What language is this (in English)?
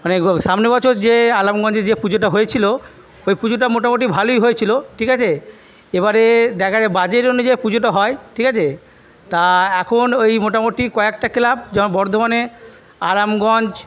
Bangla